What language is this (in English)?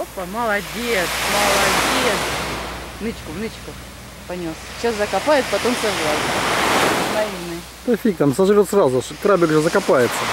Russian